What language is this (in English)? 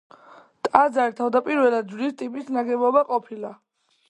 Georgian